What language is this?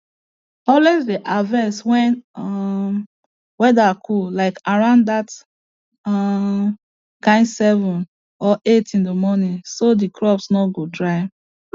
Nigerian Pidgin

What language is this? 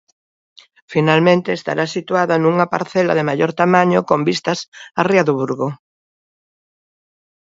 Galician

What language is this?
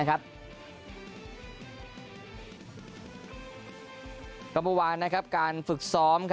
Thai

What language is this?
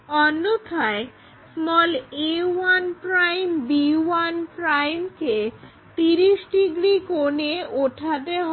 Bangla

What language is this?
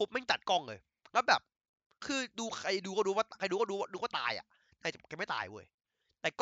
Thai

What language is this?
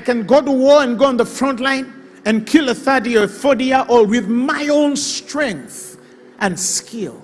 English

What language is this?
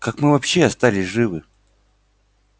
Russian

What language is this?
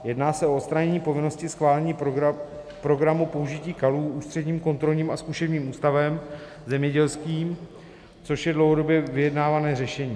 Czech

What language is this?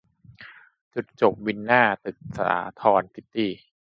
Thai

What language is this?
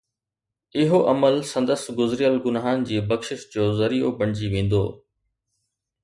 Sindhi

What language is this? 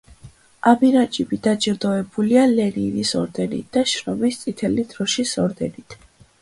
Georgian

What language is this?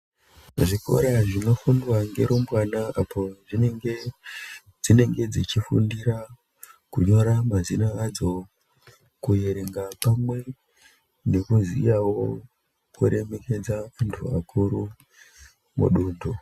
Ndau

